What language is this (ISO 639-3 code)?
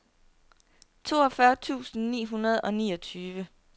dan